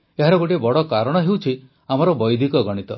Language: Odia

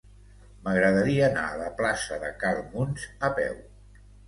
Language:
Catalan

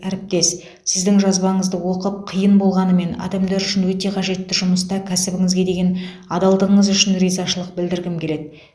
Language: Kazakh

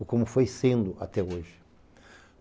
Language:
Portuguese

